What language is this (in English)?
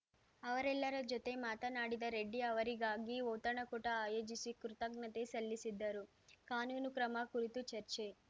Kannada